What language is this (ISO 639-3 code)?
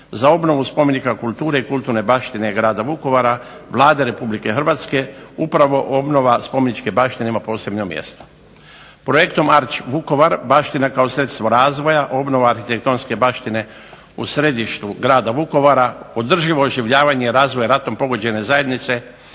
hrv